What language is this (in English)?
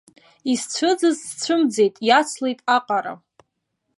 Abkhazian